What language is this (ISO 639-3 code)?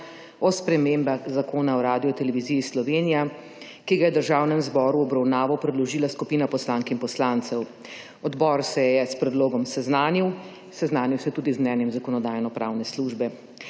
slv